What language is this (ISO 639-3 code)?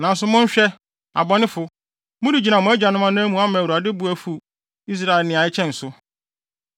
aka